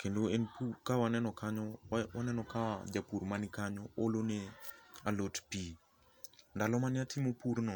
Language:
Luo (Kenya and Tanzania)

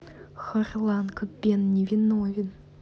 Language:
Russian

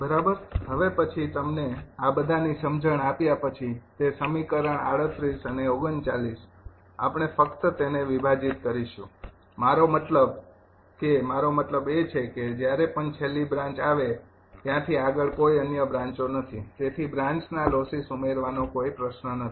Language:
Gujarati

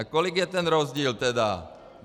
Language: Czech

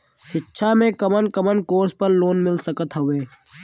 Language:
Bhojpuri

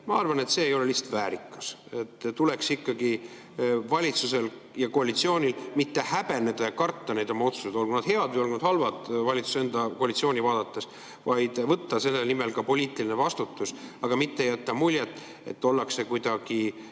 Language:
Estonian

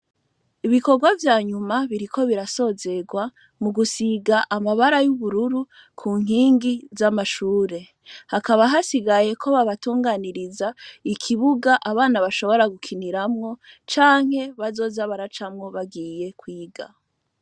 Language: Rundi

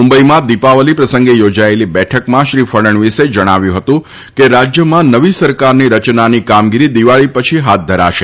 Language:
Gujarati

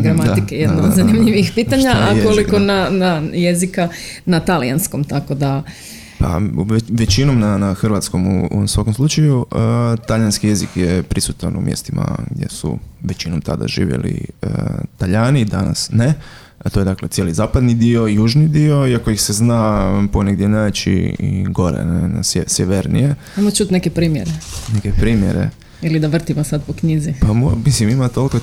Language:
Croatian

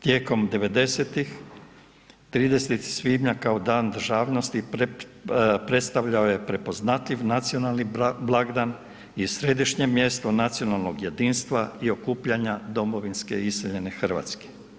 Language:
Croatian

